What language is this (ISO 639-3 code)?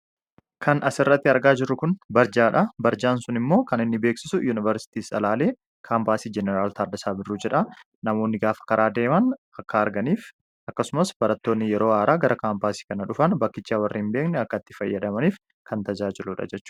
orm